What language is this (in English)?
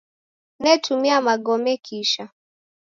Taita